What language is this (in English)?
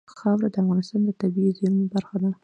Pashto